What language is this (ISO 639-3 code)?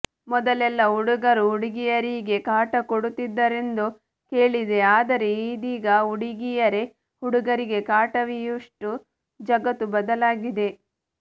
kan